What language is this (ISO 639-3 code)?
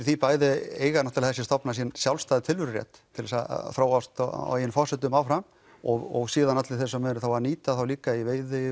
isl